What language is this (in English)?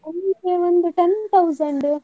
Kannada